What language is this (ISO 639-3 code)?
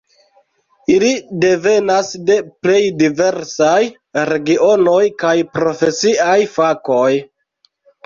epo